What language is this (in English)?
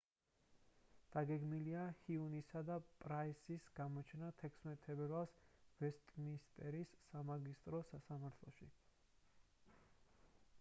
Georgian